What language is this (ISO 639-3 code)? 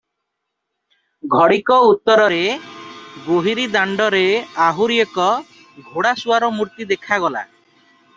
ori